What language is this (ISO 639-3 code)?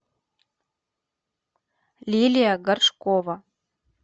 rus